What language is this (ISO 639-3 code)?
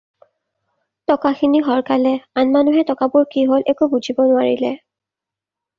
asm